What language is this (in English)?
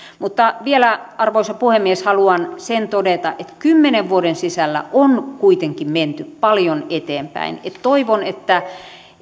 Finnish